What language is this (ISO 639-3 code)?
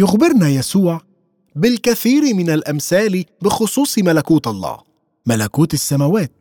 ara